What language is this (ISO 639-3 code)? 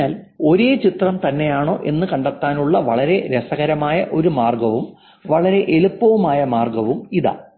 mal